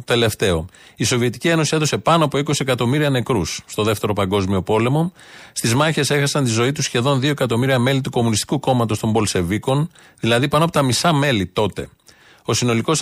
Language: Greek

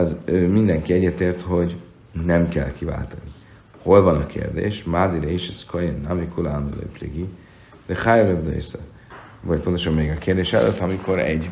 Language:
Hungarian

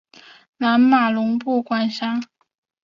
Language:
Chinese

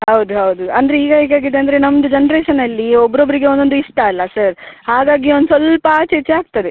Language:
Kannada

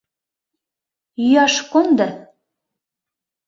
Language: Mari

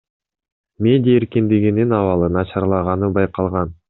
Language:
Kyrgyz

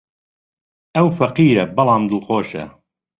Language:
Central Kurdish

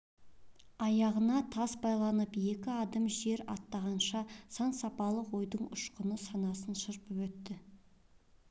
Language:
Kazakh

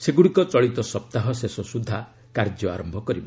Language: Odia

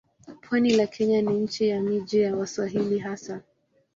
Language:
Swahili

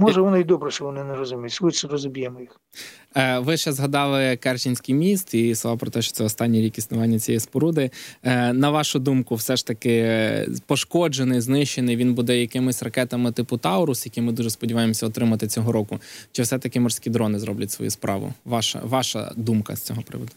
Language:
Ukrainian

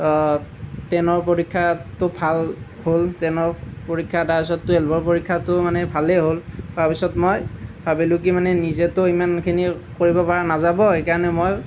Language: Assamese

